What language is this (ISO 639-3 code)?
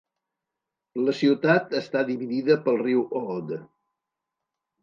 cat